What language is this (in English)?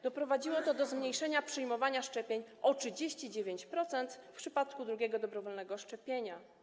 Polish